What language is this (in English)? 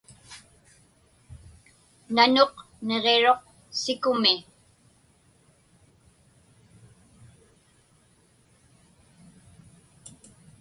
Inupiaq